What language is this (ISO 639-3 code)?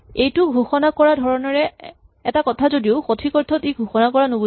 asm